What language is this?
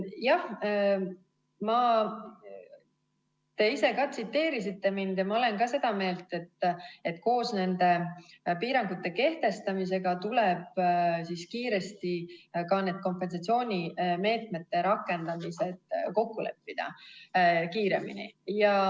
Estonian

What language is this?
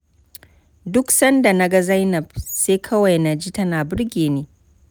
Hausa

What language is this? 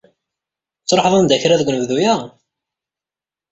Kabyle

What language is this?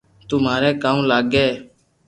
Loarki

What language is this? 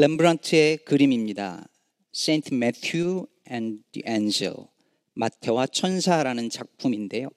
Korean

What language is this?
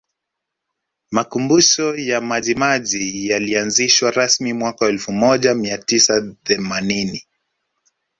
Swahili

